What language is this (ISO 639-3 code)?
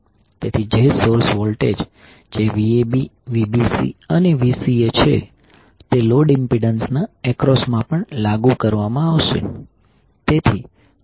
guj